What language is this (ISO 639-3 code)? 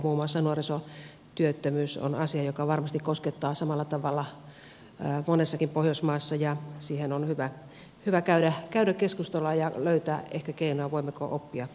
fin